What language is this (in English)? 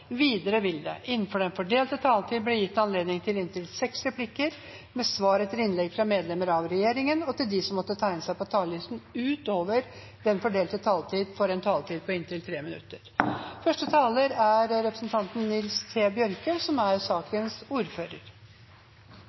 Norwegian